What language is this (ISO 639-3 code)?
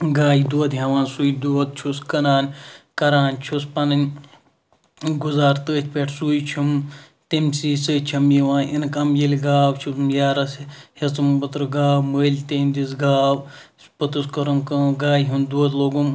kas